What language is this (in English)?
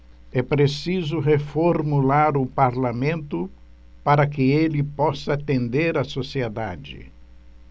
Portuguese